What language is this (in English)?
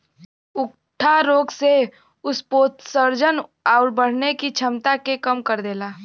Bhojpuri